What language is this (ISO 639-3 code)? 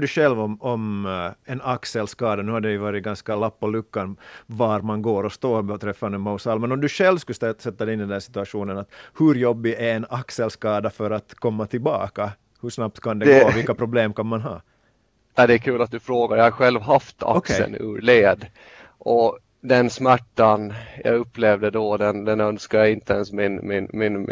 swe